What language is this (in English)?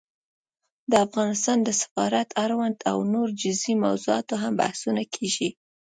Pashto